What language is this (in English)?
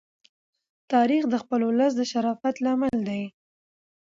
Pashto